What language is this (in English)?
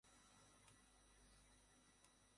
Bangla